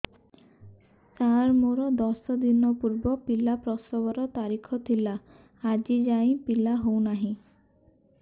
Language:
Odia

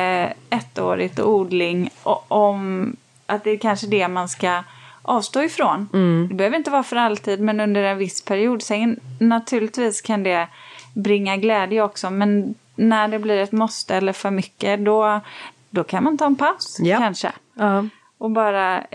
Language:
Swedish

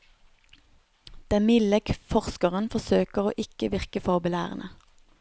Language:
Norwegian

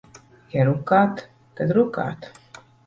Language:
Latvian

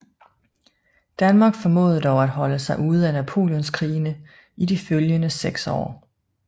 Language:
Danish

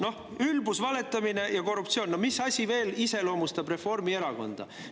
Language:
Estonian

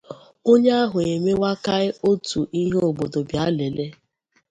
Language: Igbo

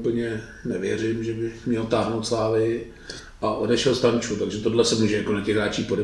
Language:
Czech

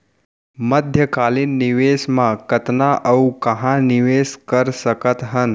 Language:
Chhattisgarhi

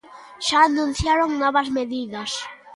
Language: Galician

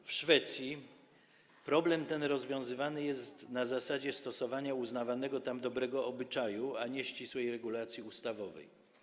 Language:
Polish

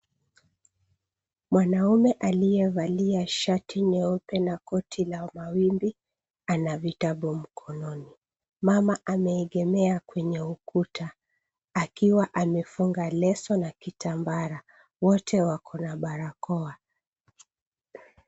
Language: Swahili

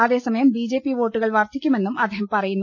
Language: Malayalam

